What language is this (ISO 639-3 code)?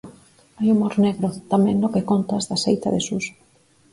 glg